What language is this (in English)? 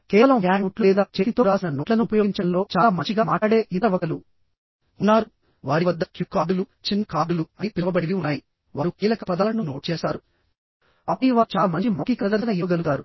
Telugu